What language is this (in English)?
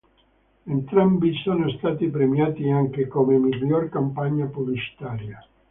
Italian